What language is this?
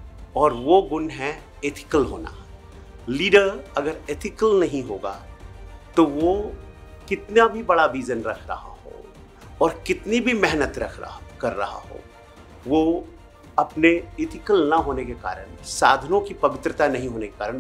Hindi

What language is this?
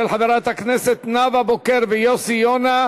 Hebrew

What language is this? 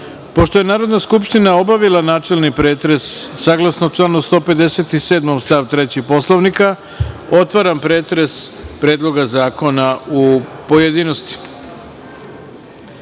Serbian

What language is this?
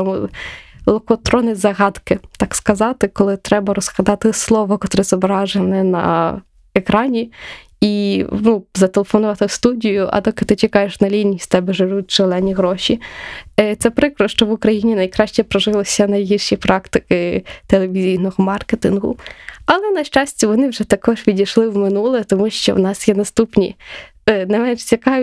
Ukrainian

